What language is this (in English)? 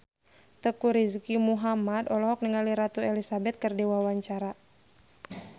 Sundanese